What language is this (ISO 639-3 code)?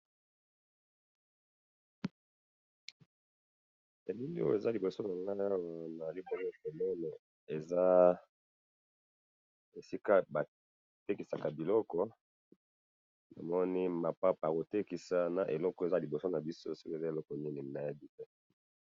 lin